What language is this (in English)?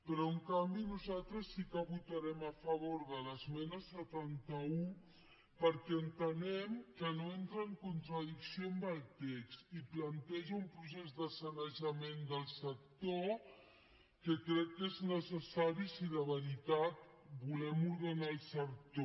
Catalan